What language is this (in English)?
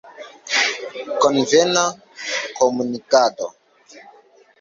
Esperanto